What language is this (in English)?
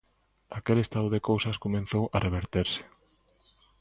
Galician